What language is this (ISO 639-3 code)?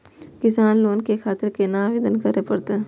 mai